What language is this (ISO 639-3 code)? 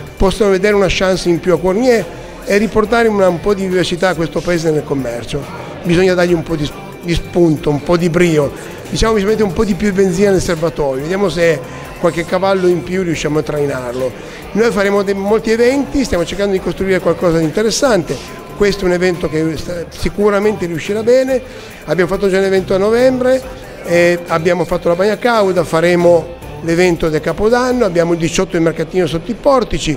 ita